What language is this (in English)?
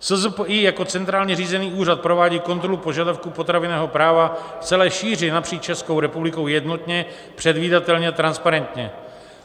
Czech